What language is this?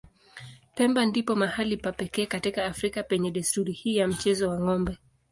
Swahili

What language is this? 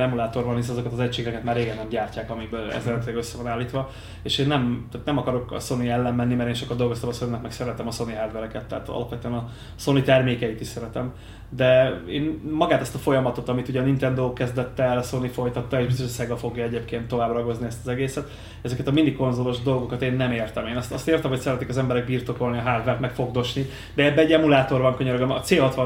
Hungarian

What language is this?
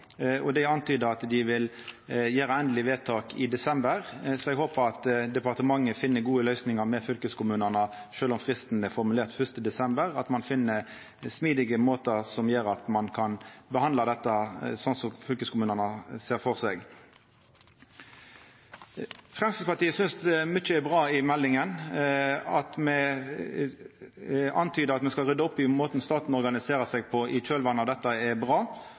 Norwegian Nynorsk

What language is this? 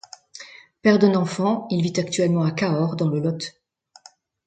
French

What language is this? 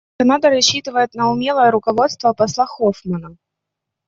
Russian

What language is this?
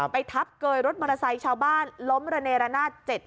Thai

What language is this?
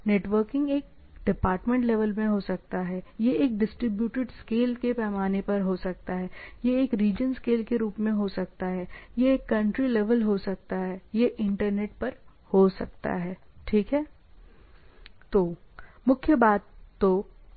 Hindi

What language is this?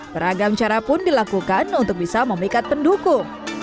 Indonesian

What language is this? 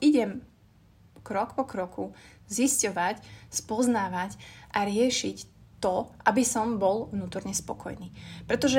Slovak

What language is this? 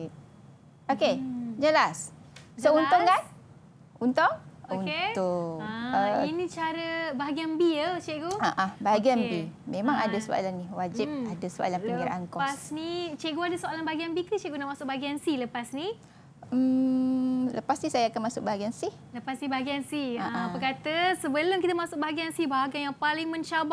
Malay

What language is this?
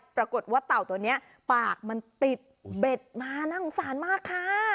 Thai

